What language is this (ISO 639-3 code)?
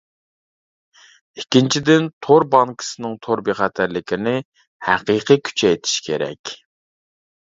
uig